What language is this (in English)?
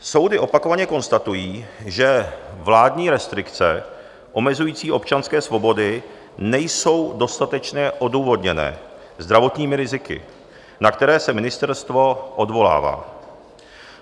Czech